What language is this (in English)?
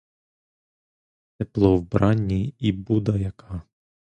Ukrainian